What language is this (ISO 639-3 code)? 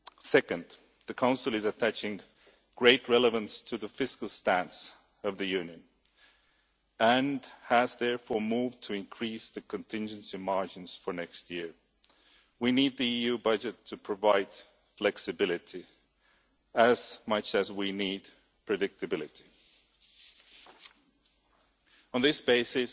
eng